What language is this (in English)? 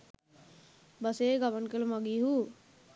Sinhala